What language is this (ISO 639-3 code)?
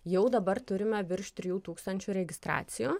lit